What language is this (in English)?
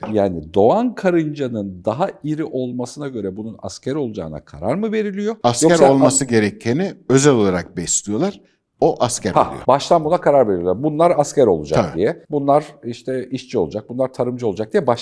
Turkish